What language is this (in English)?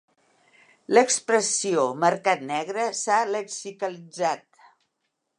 Catalan